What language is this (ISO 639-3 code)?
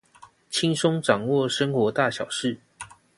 zho